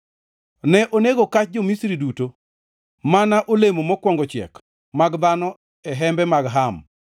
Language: Luo (Kenya and Tanzania)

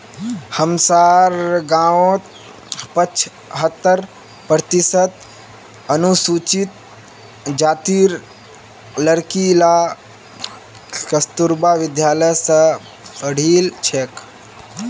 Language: Magahi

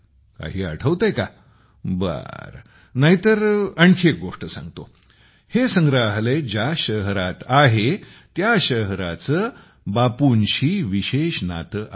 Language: Marathi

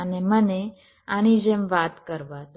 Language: Gujarati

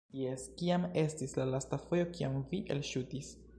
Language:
Esperanto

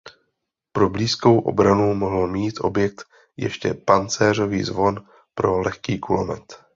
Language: Czech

